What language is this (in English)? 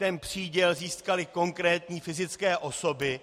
Czech